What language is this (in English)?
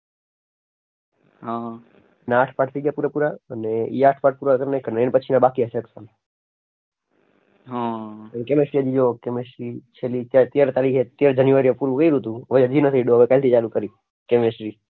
Gujarati